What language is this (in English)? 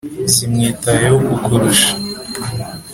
Kinyarwanda